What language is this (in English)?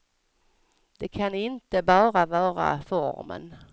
Swedish